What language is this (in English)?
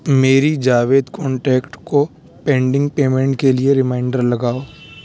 Urdu